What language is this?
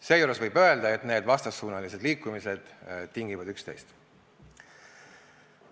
Estonian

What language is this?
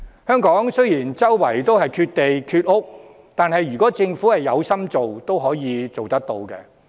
Cantonese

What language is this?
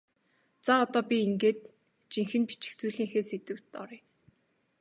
Mongolian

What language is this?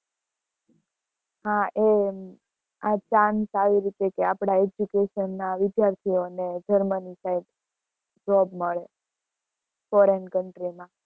Gujarati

